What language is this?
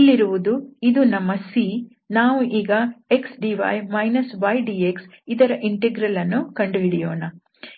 Kannada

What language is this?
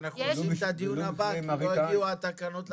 Hebrew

